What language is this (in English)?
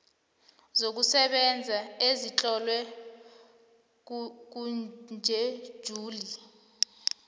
South Ndebele